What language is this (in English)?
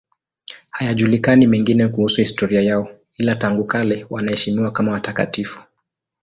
Swahili